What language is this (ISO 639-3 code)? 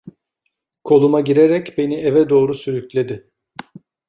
tur